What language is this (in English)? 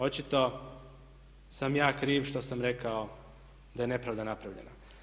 Croatian